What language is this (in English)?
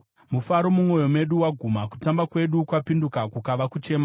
Shona